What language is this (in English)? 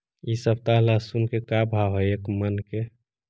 Magahi